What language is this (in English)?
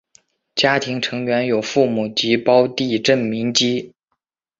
Chinese